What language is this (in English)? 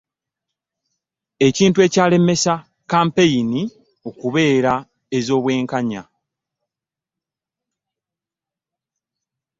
Ganda